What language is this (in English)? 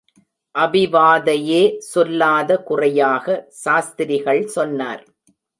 Tamil